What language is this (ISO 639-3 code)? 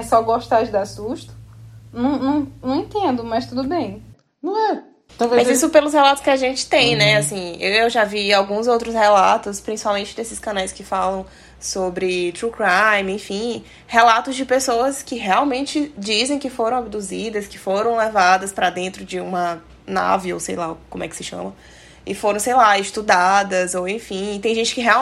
por